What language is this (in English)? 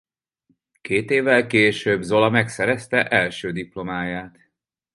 Hungarian